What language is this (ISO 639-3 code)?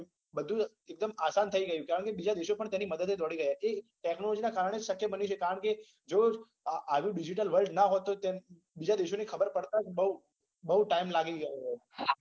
guj